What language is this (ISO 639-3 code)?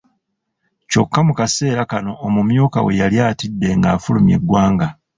lug